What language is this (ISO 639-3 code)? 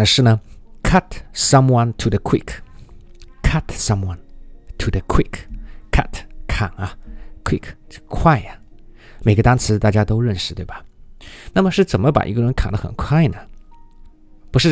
zho